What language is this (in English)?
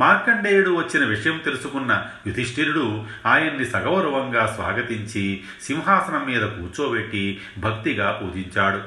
Telugu